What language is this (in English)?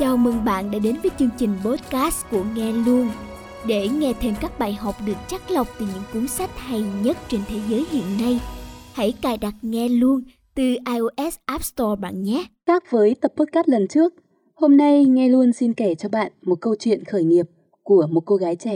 Vietnamese